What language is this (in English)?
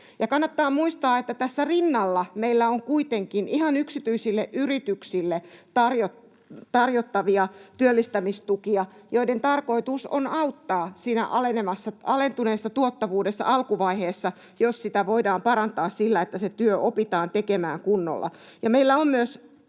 Finnish